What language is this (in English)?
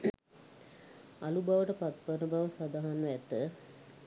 Sinhala